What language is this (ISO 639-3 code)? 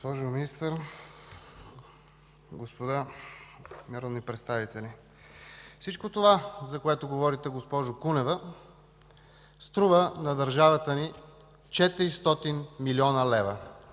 bul